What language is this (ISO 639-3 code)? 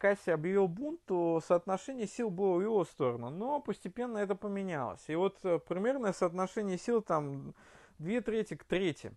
rus